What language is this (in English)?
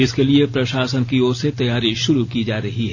Hindi